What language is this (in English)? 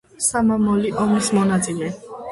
Georgian